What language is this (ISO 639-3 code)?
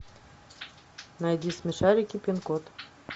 rus